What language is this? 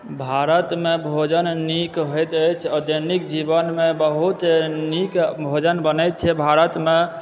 Maithili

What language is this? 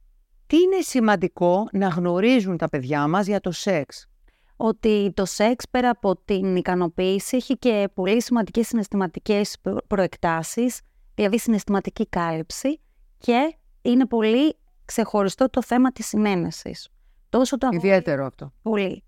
Greek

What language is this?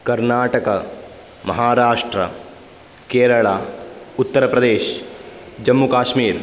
Sanskrit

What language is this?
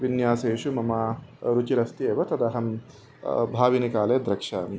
Sanskrit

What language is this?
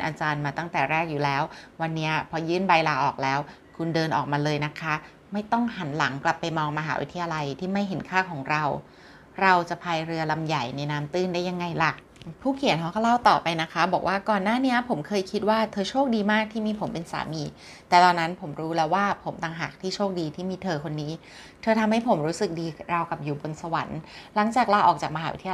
Thai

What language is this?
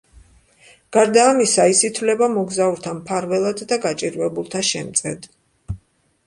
Georgian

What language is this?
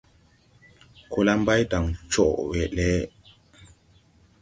Tupuri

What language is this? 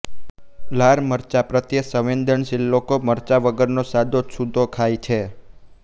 Gujarati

